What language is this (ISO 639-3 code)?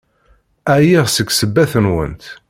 kab